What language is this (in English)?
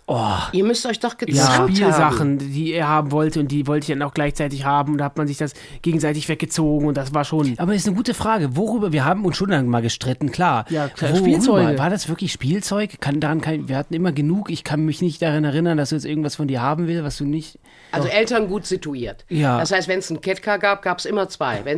German